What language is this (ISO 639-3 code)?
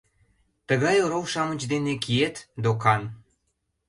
chm